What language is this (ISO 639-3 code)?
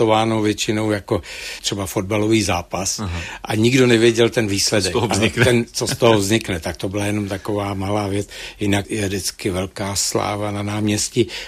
ces